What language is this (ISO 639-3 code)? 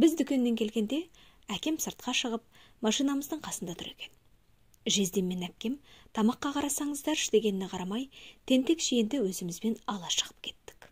tur